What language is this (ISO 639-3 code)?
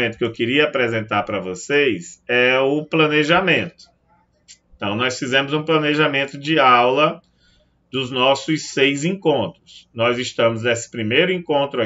por